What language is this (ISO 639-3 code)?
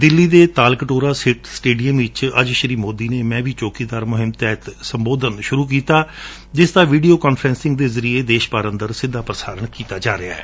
pan